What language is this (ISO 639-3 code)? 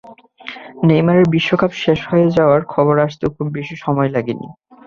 ben